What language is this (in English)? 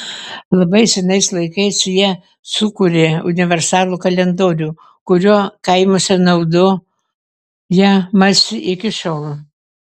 Lithuanian